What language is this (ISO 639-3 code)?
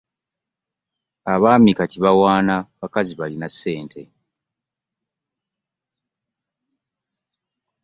lug